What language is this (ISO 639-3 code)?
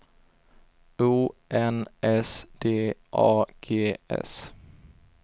swe